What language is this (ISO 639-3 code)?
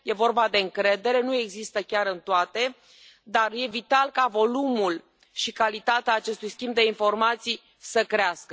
ron